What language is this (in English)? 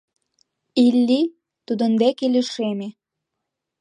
Mari